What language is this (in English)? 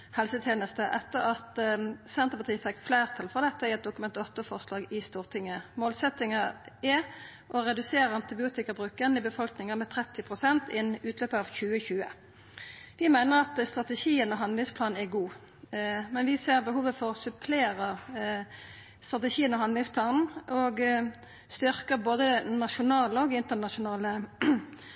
Norwegian Nynorsk